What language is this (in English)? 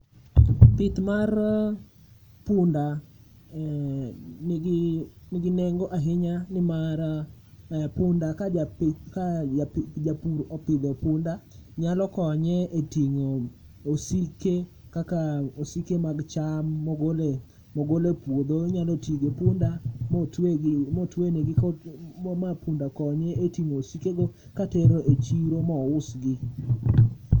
Luo (Kenya and Tanzania)